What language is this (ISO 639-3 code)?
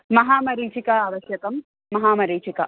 san